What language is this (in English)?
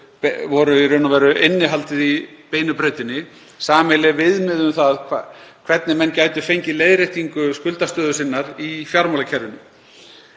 Icelandic